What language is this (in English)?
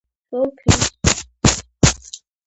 Georgian